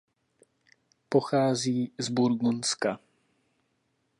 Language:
Czech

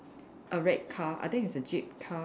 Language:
English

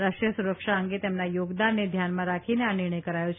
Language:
Gujarati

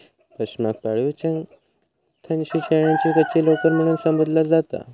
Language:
Marathi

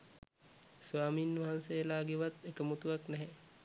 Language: Sinhala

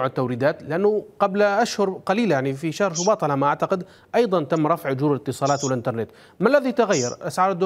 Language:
Arabic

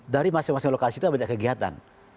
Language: Indonesian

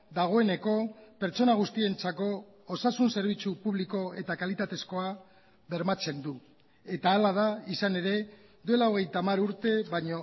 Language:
Basque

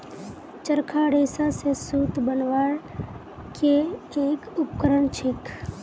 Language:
Magahi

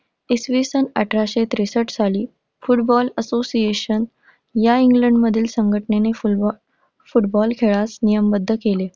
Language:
Marathi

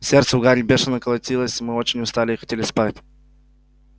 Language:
Russian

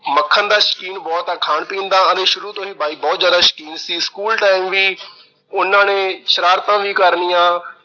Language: Punjabi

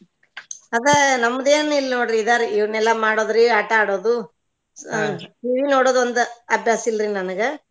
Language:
Kannada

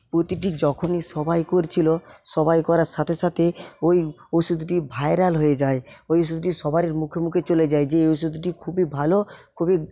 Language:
Bangla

